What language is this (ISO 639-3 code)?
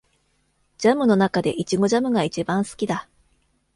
jpn